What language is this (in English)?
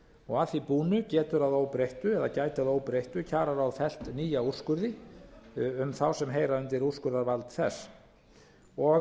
Icelandic